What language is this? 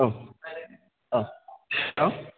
Bodo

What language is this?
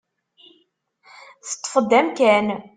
Kabyle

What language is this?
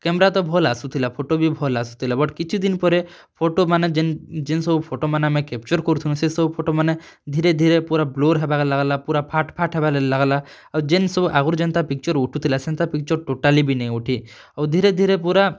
Odia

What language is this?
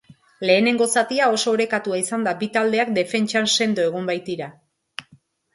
Basque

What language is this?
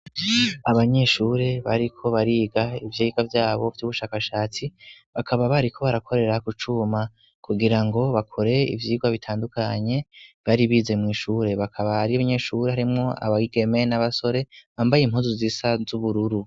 Rundi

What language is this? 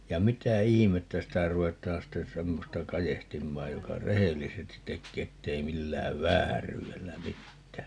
Finnish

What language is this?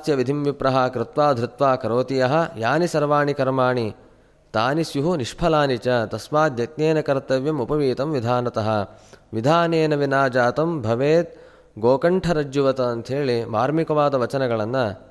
Kannada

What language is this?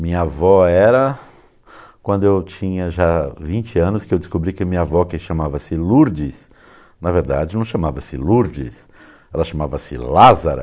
Portuguese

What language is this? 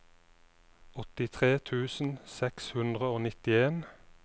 Norwegian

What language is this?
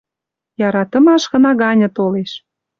Western Mari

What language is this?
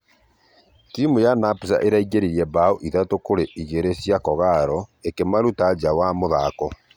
Kikuyu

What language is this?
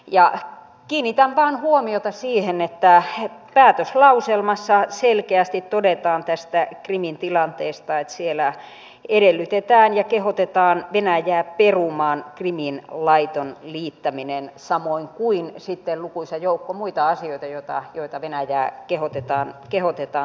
Finnish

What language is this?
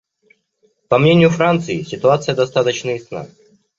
Russian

